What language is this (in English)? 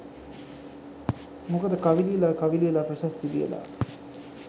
Sinhala